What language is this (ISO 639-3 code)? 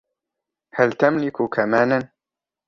ara